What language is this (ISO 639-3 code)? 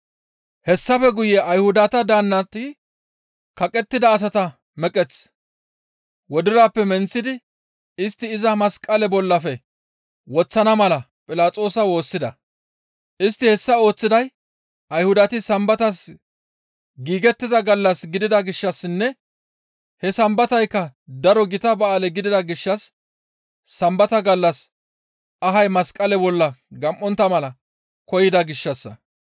gmv